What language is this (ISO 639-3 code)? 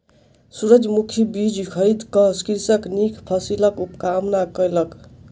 mai